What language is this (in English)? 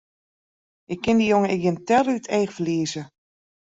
Western Frisian